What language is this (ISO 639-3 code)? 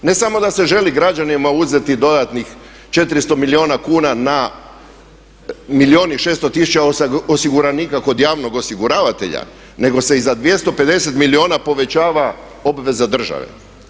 hrv